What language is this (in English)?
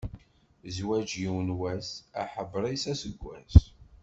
Kabyle